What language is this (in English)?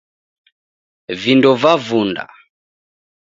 Taita